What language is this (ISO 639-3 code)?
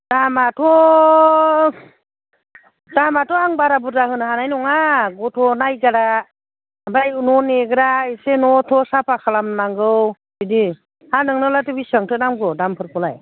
brx